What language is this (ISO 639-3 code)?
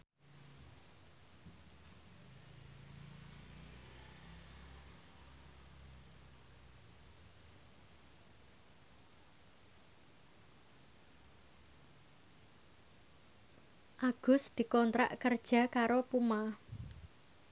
jav